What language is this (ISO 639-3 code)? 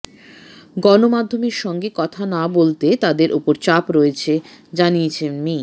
ben